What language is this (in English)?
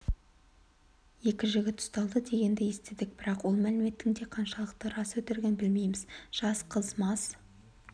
Kazakh